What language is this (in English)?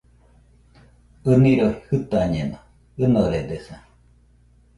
Nüpode Huitoto